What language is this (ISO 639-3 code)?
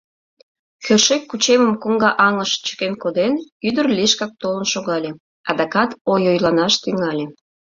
chm